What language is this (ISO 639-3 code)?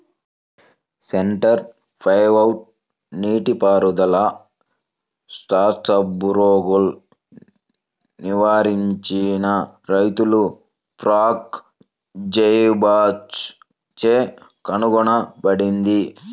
tel